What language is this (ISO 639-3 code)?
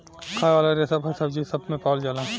bho